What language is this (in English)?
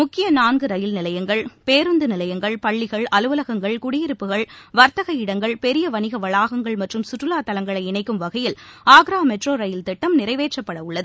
Tamil